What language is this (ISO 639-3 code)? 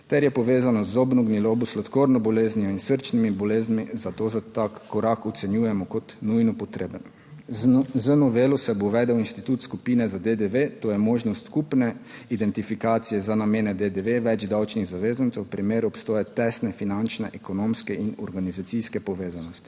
slv